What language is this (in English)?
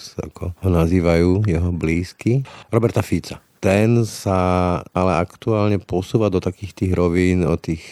Slovak